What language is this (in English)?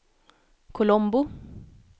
Swedish